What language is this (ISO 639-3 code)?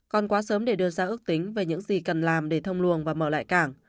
vie